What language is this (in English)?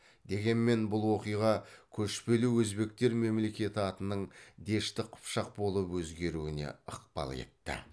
Kazakh